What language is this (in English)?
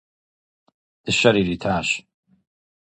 Kabardian